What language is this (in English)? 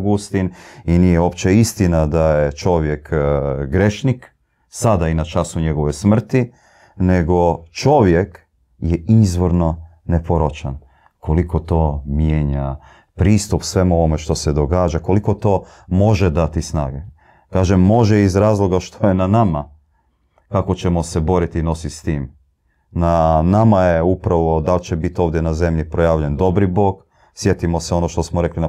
Croatian